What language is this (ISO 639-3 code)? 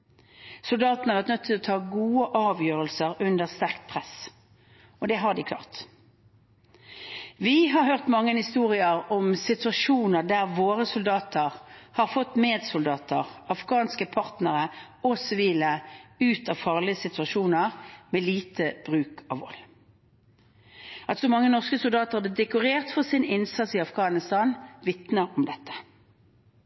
nob